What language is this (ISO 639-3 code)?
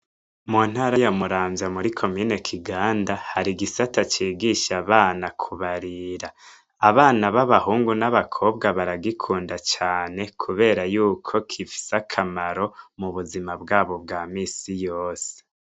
run